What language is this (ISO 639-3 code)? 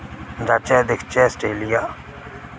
doi